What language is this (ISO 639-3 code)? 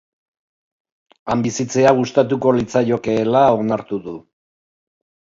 eus